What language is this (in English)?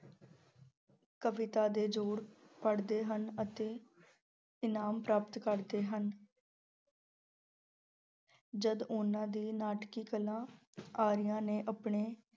Punjabi